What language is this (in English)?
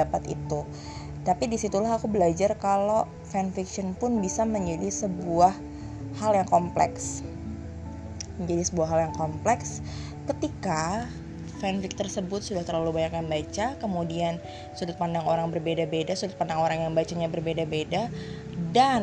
Indonesian